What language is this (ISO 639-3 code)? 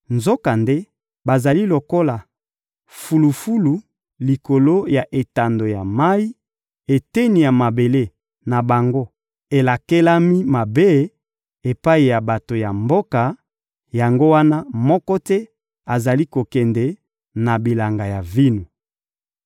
lin